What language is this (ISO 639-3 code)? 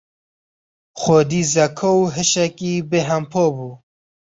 kur